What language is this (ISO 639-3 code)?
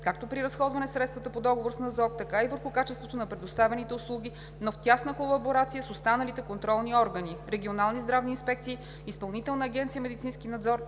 bul